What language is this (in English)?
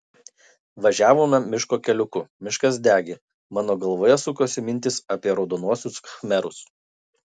Lithuanian